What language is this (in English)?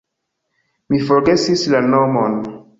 Esperanto